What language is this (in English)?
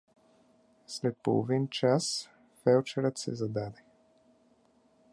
Bulgarian